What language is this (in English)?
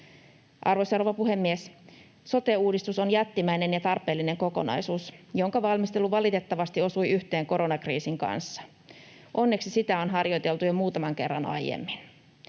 Finnish